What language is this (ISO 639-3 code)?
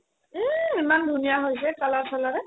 asm